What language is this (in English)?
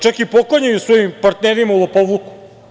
Serbian